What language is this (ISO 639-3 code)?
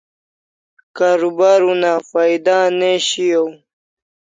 kls